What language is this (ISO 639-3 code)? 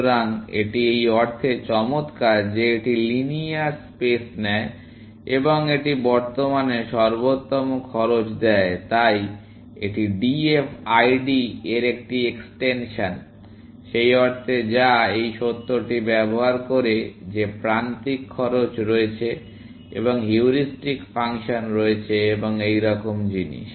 ben